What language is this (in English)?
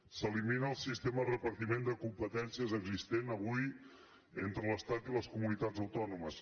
Catalan